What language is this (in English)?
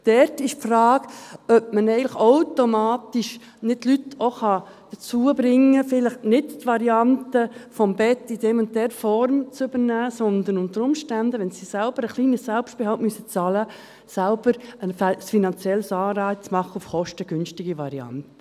Swiss German